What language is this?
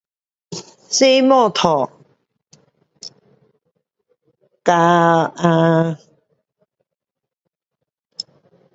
Pu-Xian Chinese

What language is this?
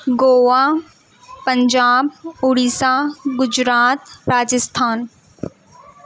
Urdu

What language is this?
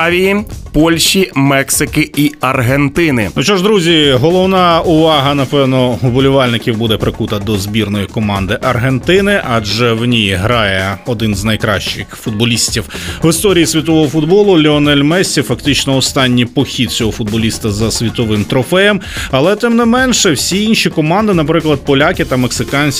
Ukrainian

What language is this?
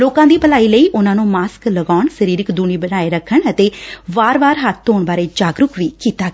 Punjabi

